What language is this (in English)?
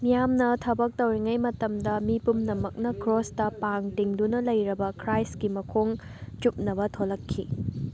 Manipuri